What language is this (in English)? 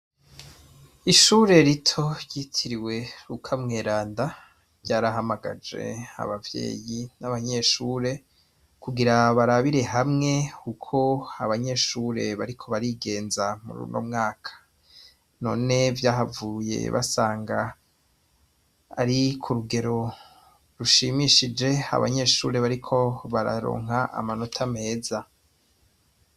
Rundi